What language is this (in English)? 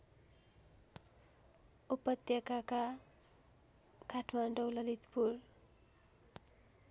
Nepali